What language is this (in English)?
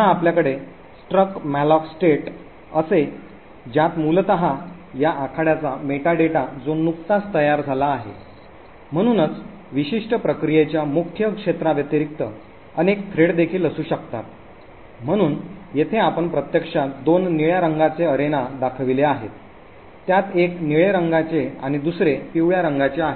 Marathi